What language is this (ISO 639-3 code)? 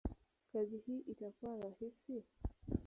swa